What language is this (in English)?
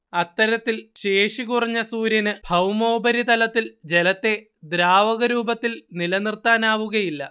Malayalam